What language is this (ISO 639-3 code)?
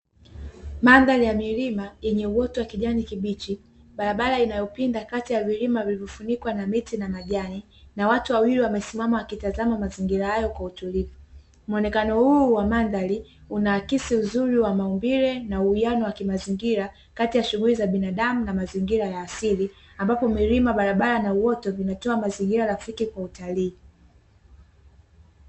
swa